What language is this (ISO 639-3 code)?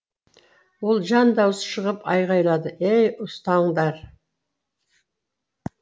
kaz